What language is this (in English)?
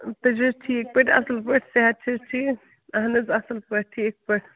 Kashmiri